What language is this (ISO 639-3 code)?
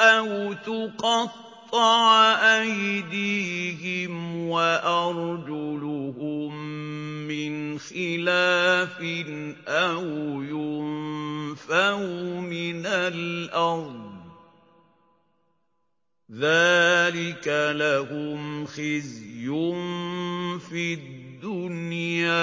ara